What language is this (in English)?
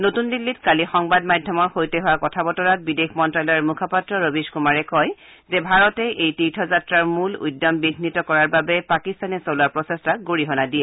Assamese